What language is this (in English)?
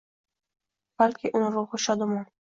Uzbek